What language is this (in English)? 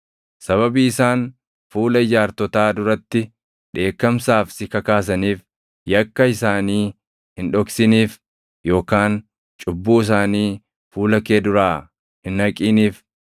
Oromo